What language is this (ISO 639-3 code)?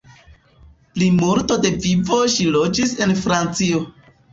epo